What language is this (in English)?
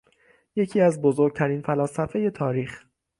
Persian